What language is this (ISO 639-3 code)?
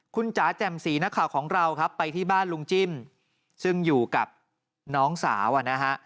tha